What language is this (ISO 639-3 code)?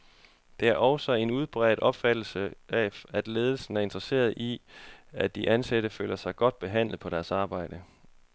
dan